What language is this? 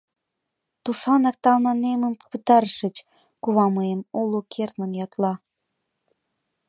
Mari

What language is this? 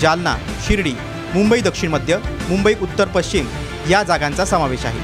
Marathi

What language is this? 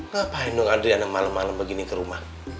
Indonesian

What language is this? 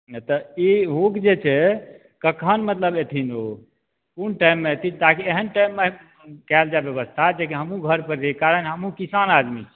Maithili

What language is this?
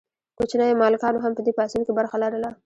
Pashto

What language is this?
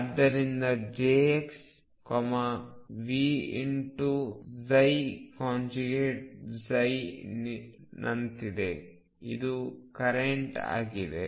Kannada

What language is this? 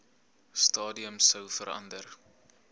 Afrikaans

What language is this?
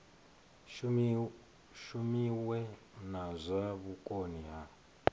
Venda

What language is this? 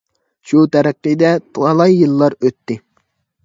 Uyghur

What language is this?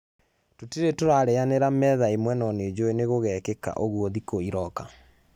Kikuyu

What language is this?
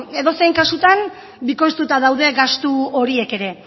Basque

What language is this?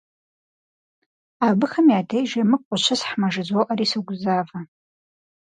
Kabardian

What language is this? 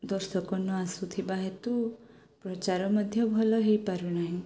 Odia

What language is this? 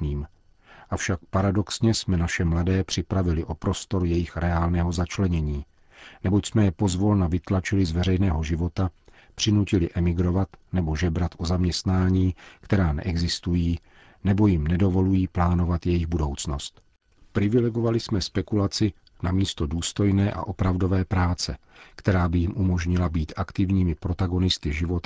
Czech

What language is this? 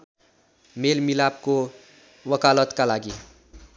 Nepali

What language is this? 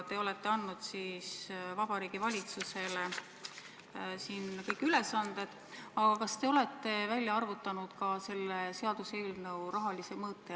Estonian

